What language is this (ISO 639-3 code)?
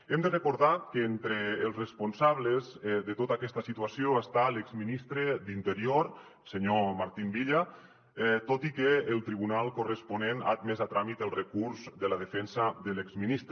cat